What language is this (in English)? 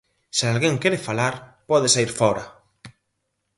Galician